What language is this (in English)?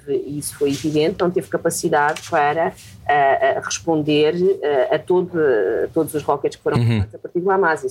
Portuguese